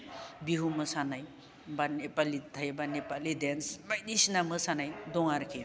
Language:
Bodo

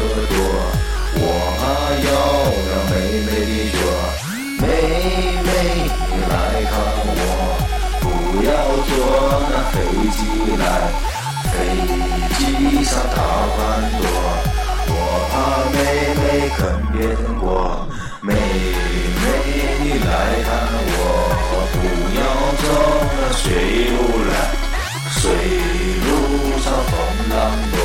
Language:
Chinese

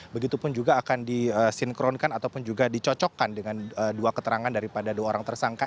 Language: Indonesian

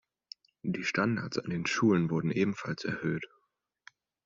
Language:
German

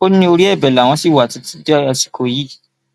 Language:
Yoruba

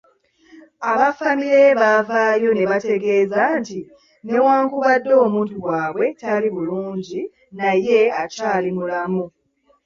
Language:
Ganda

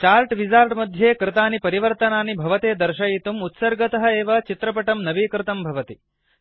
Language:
Sanskrit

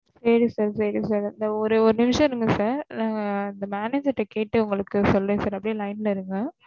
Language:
Tamil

